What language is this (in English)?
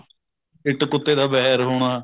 Punjabi